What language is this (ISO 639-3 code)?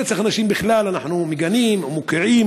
heb